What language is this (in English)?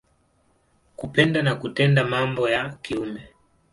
Swahili